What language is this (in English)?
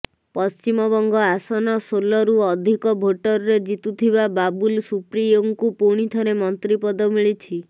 Odia